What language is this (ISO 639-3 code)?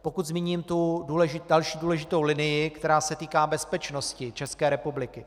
ces